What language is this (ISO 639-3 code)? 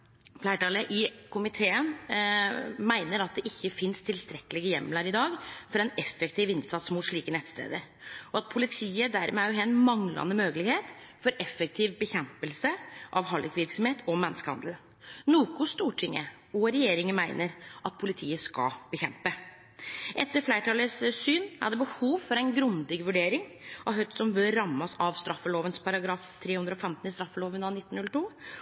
nno